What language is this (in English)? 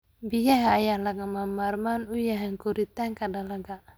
Somali